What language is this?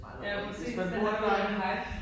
Danish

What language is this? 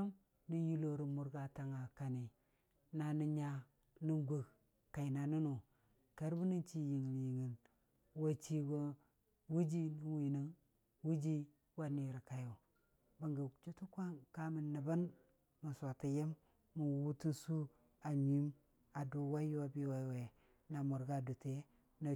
Dijim-Bwilim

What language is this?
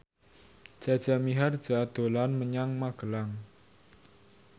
Javanese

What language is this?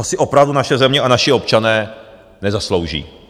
Czech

